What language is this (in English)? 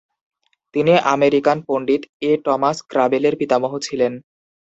Bangla